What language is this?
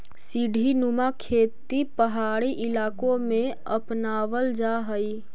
Magahi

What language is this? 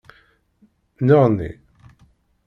Kabyle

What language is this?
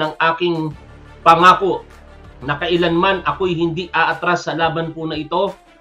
Filipino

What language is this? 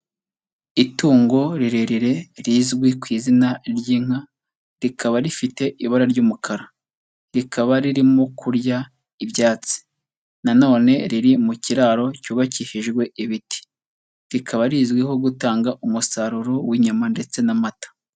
Kinyarwanda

